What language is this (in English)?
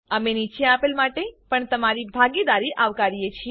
Gujarati